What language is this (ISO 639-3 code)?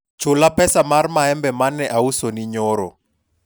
luo